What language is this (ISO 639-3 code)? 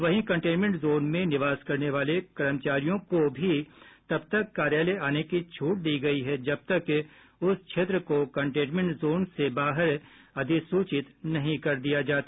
hin